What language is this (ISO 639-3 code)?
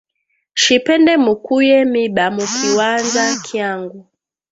swa